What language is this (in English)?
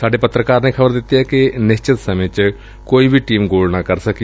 Punjabi